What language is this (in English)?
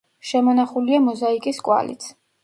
Georgian